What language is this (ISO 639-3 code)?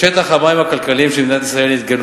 heb